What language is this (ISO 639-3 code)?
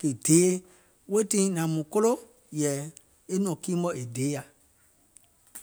gol